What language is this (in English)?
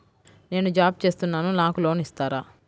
Telugu